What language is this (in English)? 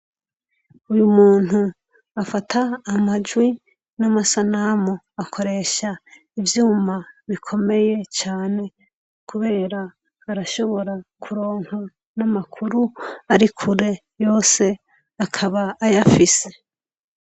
Rundi